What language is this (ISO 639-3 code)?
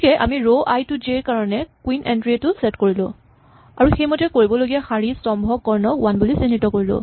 asm